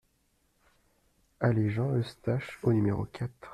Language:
French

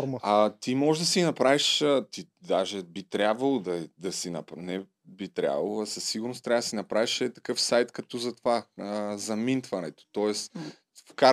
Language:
Bulgarian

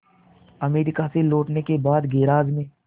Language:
Hindi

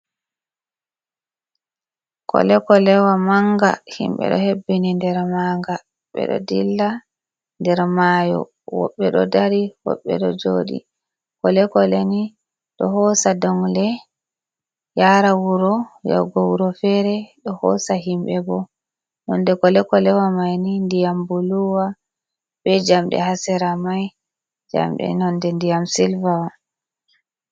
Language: Fula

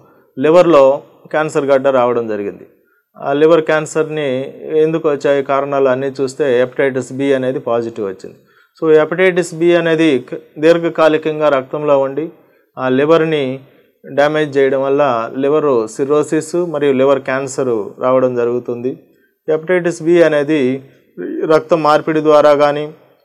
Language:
Telugu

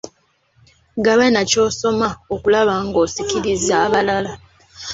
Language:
Ganda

